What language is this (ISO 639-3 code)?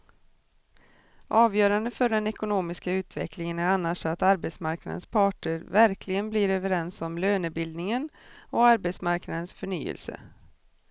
swe